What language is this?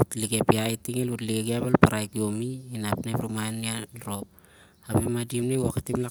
Siar-Lak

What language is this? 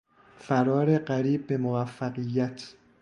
Persian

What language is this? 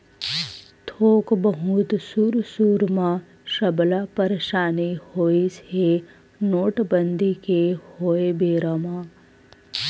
Chhattisgarhi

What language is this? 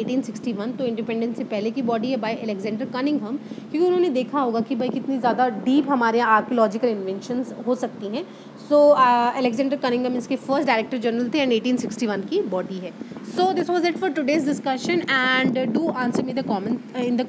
Hindi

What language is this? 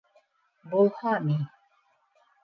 Bashkir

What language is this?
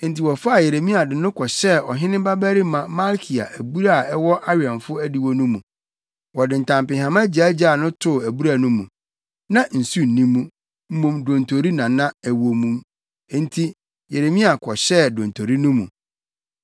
Akan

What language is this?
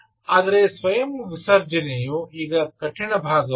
Kannada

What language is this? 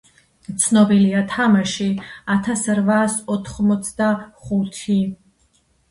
Georgian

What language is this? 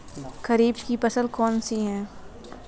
Hindi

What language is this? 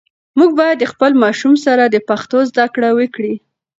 Pashto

